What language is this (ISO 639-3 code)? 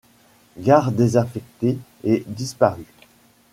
fra